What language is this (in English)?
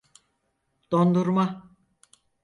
Turkish